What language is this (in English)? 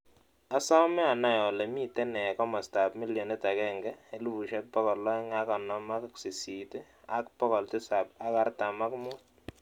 Kalenjin